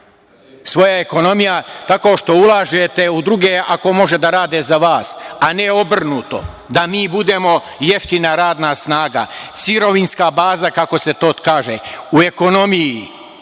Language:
Serbian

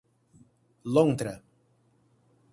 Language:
Portuguese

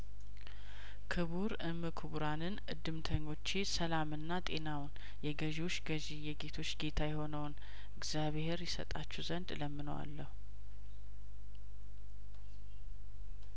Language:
Amharic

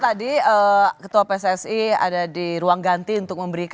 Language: Indonesian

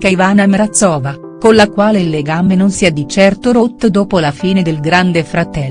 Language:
Italian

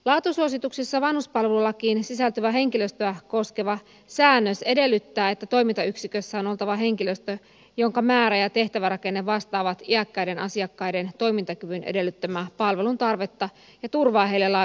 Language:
Finnish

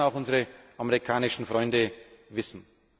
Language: German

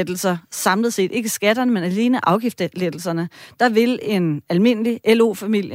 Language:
Danish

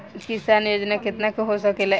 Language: Bhojpuri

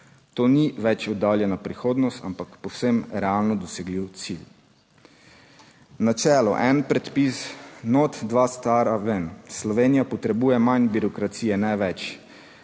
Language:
Slovenian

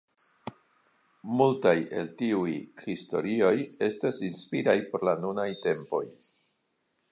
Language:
Esperanto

